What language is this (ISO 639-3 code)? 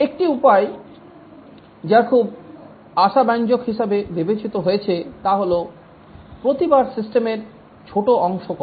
ben